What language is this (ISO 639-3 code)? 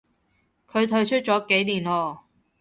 yue